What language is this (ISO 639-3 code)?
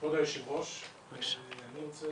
heb